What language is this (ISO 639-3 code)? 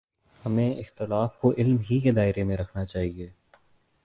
urd